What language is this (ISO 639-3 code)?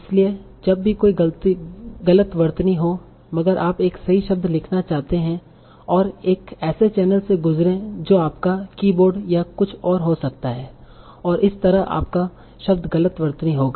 hin